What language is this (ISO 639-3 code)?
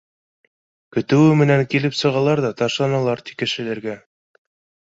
bak